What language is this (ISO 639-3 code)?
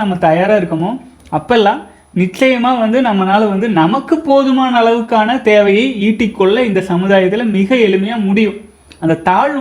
tam